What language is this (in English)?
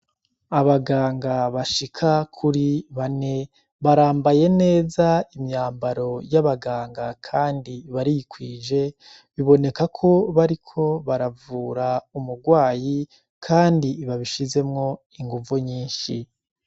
Rundi